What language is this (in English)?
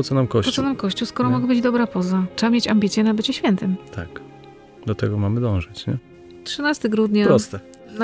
Polish